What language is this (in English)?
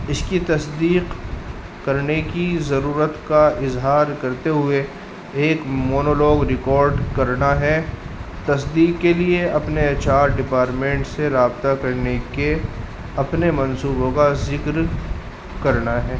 Urdu